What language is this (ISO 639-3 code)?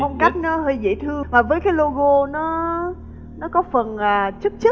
vie